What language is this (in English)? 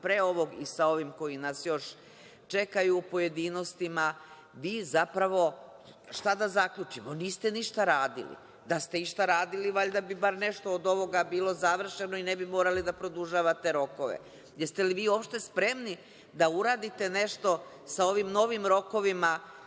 Serbian